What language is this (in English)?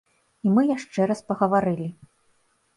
Belarusian